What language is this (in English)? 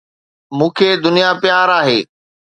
Sindhi